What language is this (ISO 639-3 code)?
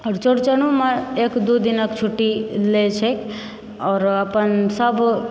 mai